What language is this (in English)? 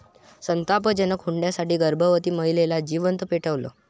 Marathi